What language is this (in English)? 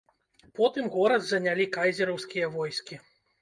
Belarusian